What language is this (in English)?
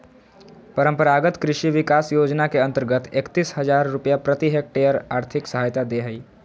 Magahi